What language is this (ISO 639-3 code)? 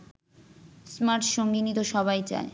ben